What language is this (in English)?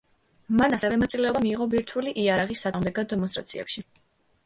Georgian